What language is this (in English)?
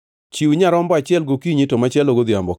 Luo (Kenya and Tanzania)